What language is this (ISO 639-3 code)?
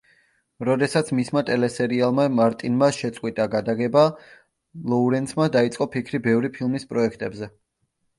kat